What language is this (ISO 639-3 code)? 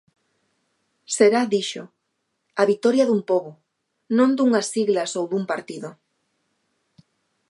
glg